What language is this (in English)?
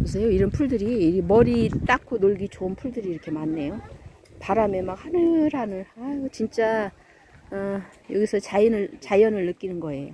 Korean